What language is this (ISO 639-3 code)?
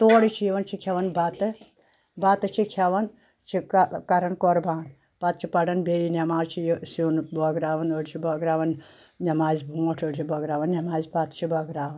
kas